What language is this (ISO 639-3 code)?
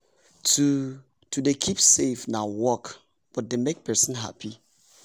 pcm